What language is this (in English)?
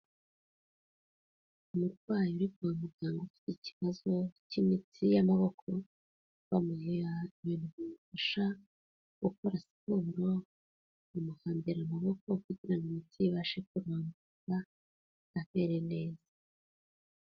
Kinyarwanda